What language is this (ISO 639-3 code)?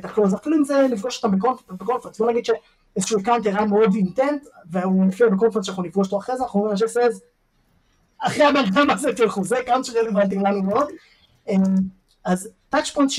heb